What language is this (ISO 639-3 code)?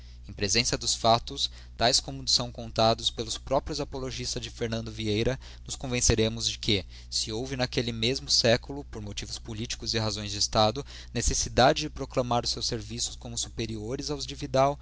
por